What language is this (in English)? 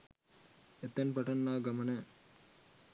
Sinhala